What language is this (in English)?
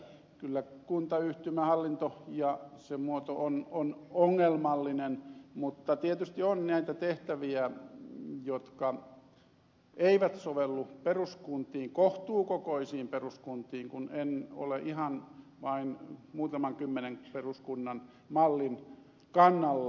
Finnish